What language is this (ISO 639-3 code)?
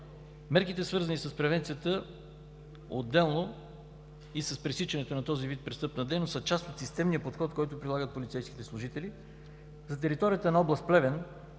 bul